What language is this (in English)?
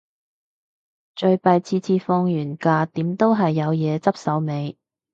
Cantonese